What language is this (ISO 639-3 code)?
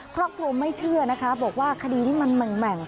tha